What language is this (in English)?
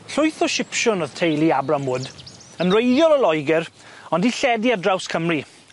Welsh